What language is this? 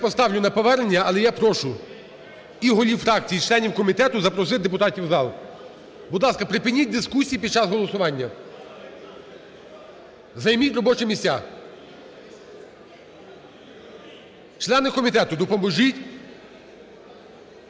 Ukrainian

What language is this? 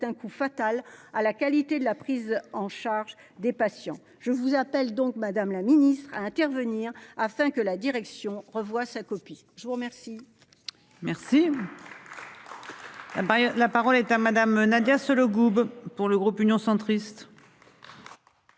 French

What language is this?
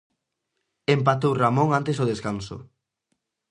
Galician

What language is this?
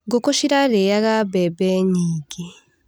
Kikuyu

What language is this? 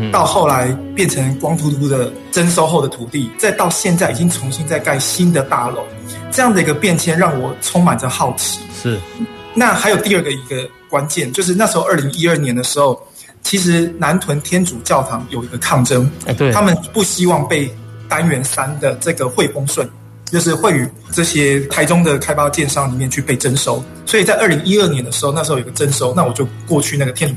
Chinese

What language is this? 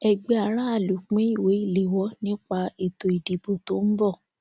Yoruba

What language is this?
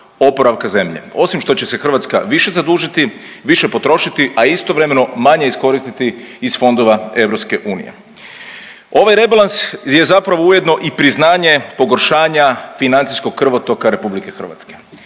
Croatian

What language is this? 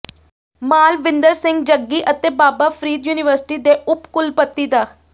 Punjabi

